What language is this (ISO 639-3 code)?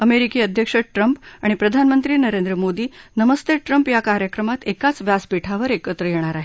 mar